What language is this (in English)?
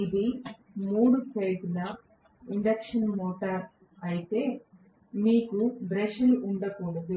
Telugu